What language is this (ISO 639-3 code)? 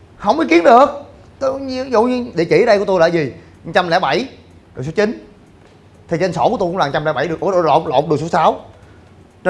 vie